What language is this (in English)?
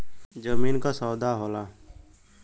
Bhojpuri